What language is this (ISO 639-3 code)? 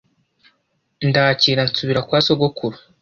kin